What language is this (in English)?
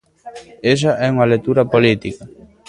Galician